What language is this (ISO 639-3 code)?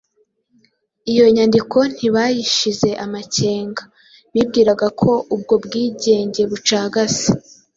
kin